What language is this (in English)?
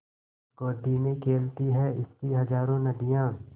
Hindi